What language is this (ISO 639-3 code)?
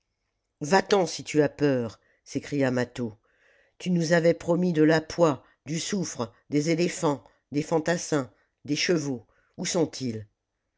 fra